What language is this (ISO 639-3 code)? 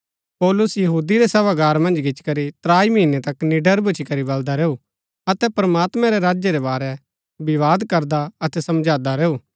gbk